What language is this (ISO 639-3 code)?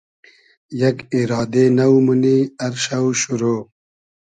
haz